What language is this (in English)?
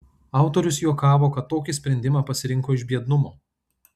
Lithuanian